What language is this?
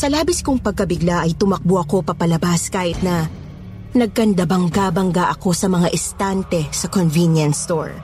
Filipino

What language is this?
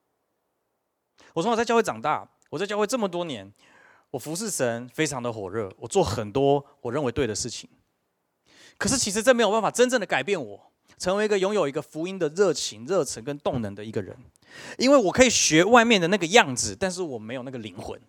Chinese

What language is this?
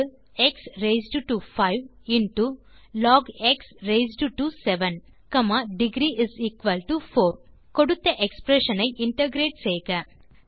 Tamil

